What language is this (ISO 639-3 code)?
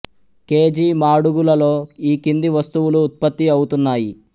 tel